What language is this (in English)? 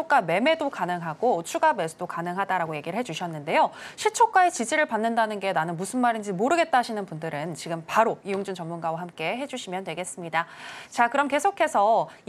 Korean